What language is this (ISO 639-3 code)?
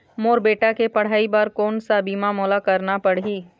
hne